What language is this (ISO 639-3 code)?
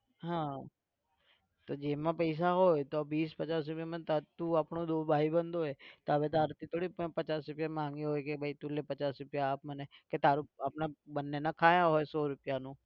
guj